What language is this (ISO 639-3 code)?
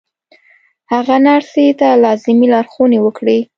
pus